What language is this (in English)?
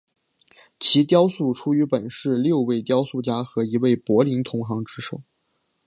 Chinese